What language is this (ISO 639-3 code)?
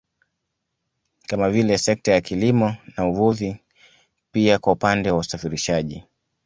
swa